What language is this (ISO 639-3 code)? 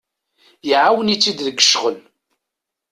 kab